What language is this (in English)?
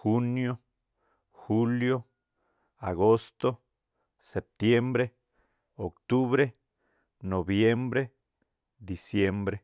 Tlacoapa Me'phaa